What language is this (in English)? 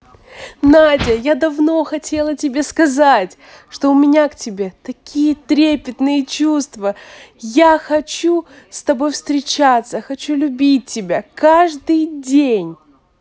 Russian